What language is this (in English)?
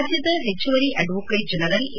Kannada